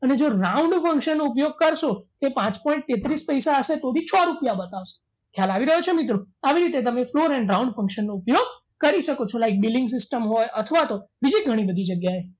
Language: Gujarati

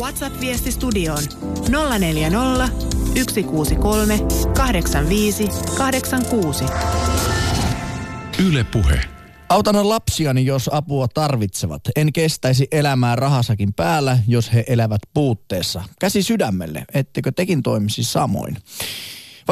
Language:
Finnish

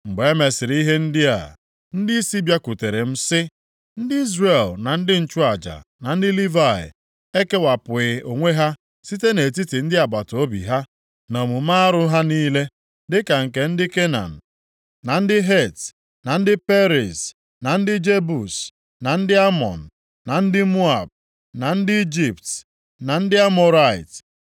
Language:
Igbo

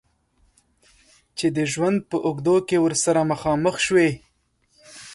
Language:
Pashto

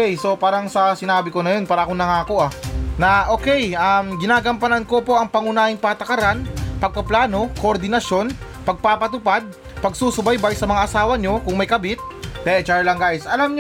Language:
Filipino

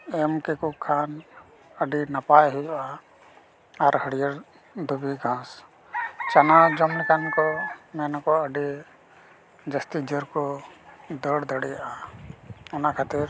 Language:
Santali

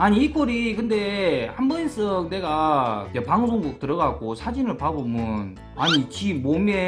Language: Korean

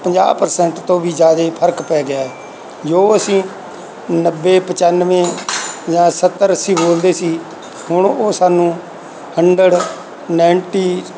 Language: Punjabi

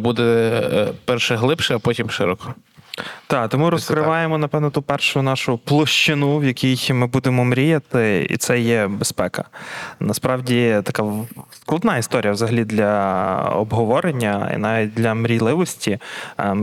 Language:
Ukrainian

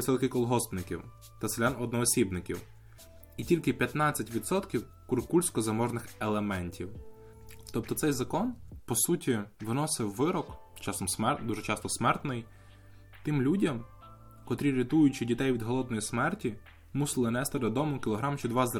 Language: Ukrainian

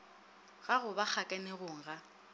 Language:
Northern Sotho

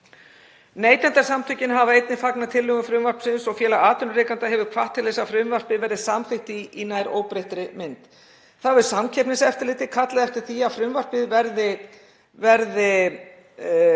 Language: Icelandic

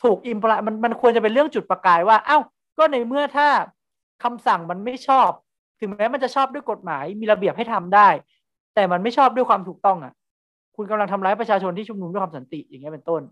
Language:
Thai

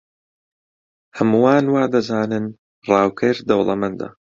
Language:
Central Kurdish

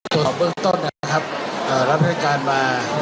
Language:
Thai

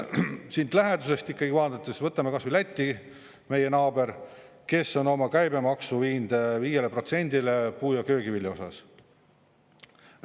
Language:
Estonian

